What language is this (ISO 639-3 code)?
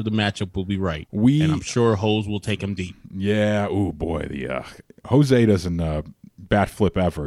eng